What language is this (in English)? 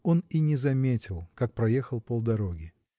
Russian